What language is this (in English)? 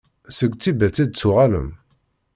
Kabyle